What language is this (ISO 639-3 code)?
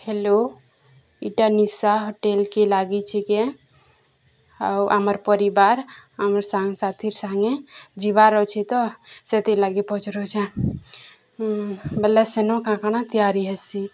ori